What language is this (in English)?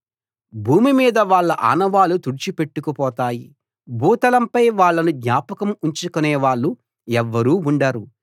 Telugu